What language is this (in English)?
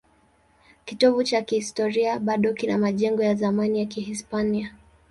Swahili